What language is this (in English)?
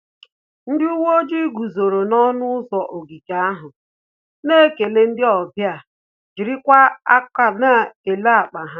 Igbo